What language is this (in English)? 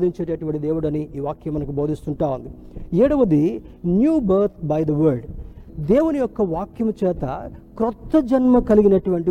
Telugu